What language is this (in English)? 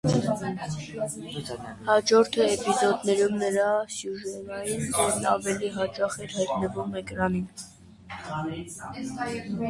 Armenian